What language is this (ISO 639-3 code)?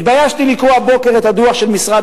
heb